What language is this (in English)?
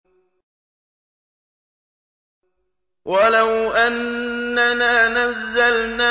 Arabic